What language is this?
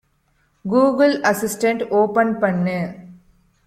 Tamil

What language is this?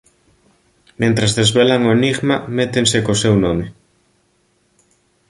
Galician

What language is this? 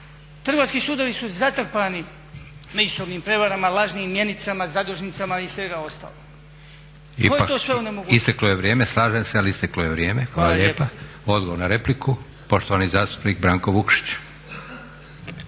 Croatian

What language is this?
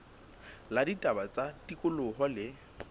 Southern Sotho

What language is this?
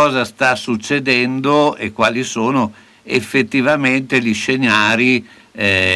Italian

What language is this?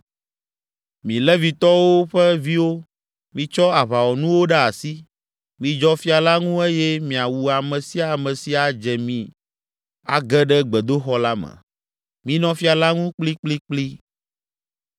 Ewe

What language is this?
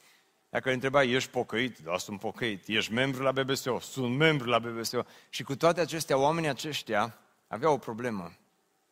Romanian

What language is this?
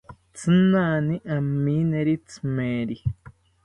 South Ucayali Ashéninka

